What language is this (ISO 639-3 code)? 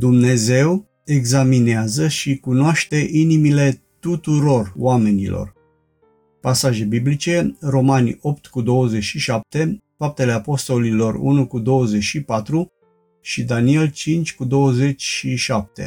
ron